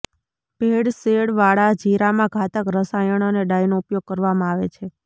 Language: Gujarati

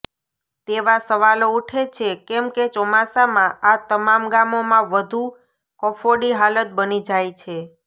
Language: Gujarati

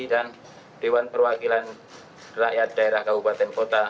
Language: Indonesian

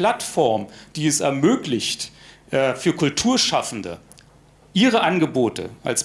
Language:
German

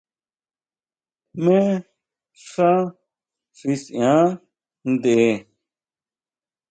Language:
Huautla Mazatec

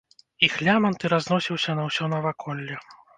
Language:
Belarusian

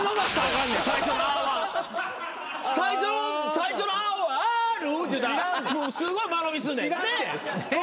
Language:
Japanese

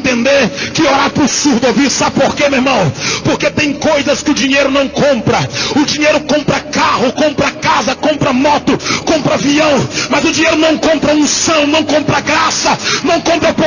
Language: Portuguese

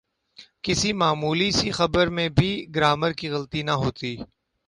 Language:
Urdu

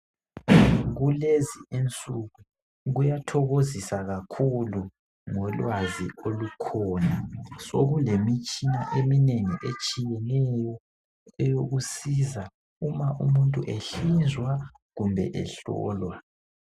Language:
North Ndebele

